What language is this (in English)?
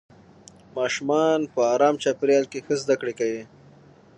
Pashto